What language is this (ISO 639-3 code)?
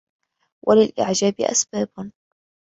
ara